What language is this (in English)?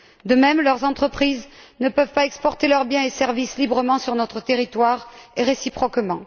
French